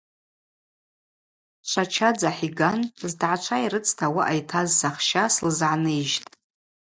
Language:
Abaza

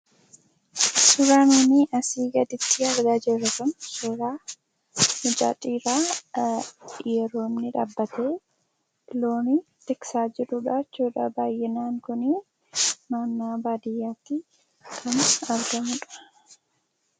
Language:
Oromo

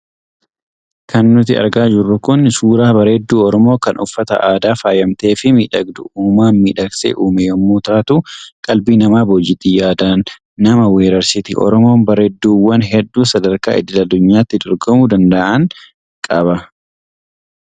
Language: Oromo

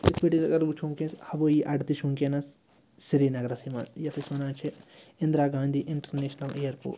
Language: Kashmiri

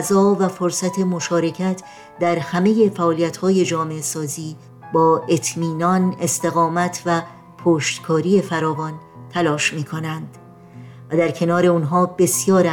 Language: Persian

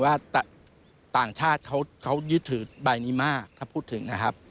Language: Thai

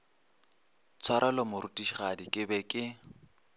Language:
Northern Sotho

